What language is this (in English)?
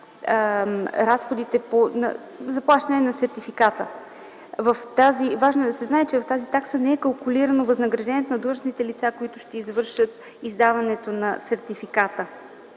Bulgarian